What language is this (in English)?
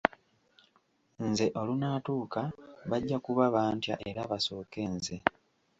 Ganda